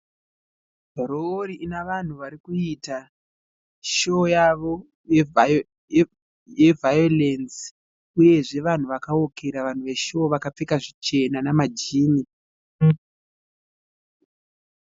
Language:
Shona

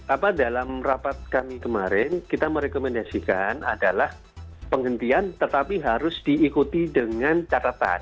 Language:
Indonesian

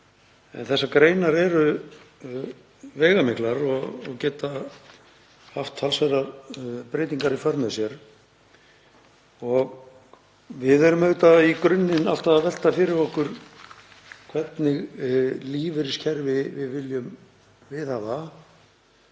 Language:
Icelandic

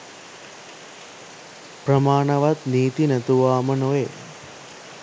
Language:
Sinhala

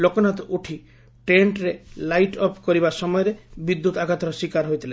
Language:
Odia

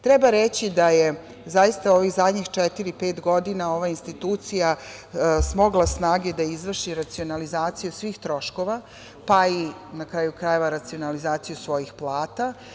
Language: Serbian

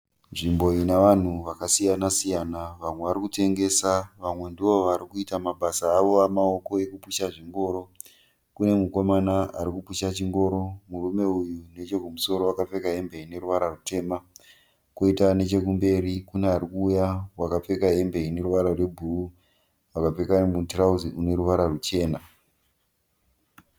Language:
Shona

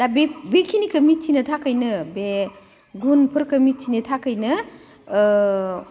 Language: Bodo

